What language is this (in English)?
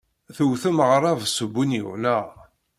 Kabyle